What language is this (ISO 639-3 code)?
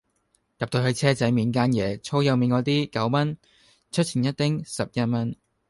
yue